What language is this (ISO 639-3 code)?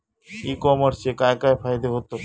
mar